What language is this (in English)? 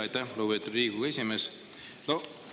Estonian